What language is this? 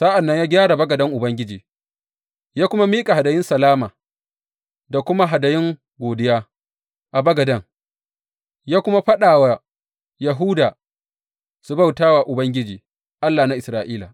Hausa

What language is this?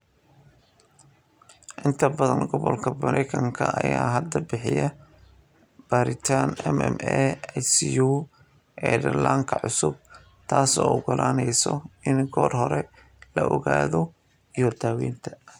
Somali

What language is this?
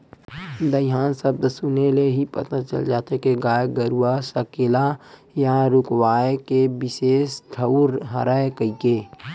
Chhattisgarhi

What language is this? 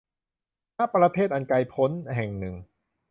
Thai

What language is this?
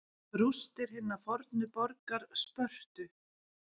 Icelandic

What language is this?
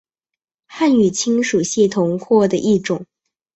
Chinese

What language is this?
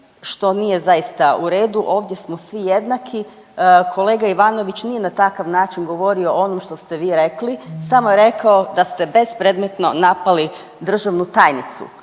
Croatian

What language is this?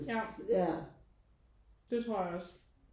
Danish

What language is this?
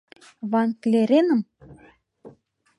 Mari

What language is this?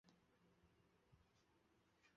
Chinese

